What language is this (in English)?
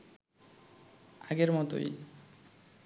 Bangla